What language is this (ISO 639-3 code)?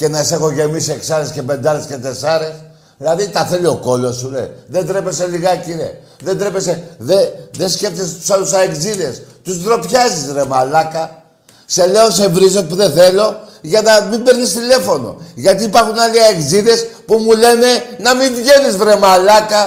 ell